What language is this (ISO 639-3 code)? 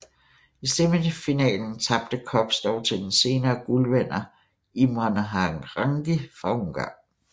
dan